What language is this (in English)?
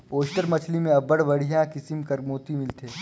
Chhattisgarhi